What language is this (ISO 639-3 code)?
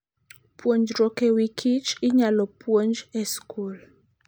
luo